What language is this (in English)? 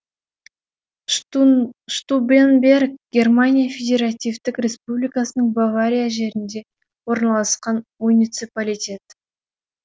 Kazakh